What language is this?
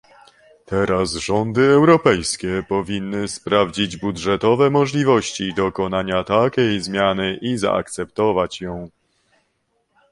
Polish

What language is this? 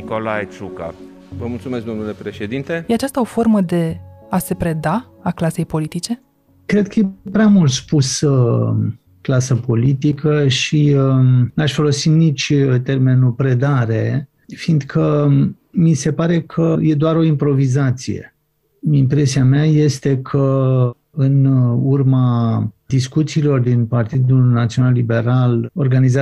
Romanian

